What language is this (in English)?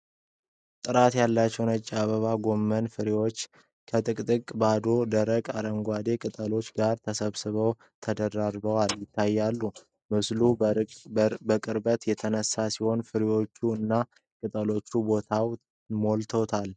Amharic